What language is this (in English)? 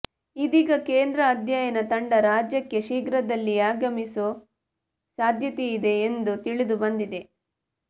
Kannada